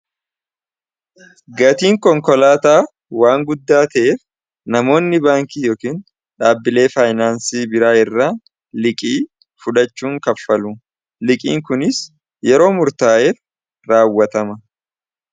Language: Oromo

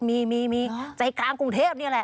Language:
Thai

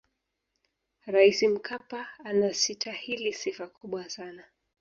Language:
Swahili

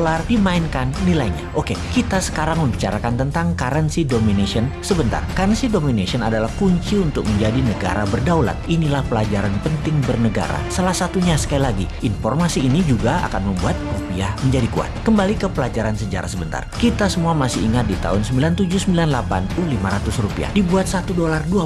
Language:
Indonesian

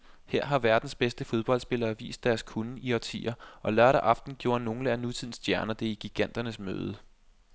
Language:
Danish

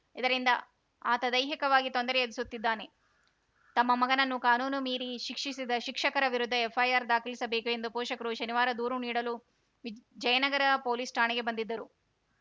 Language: Kannada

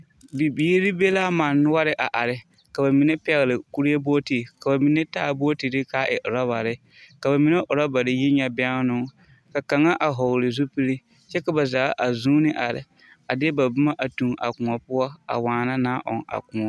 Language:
Southern Dagaare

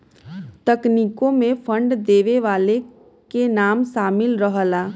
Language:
Bhojpuri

